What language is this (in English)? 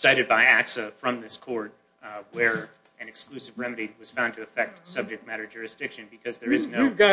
English